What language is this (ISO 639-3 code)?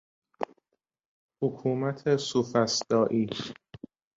fas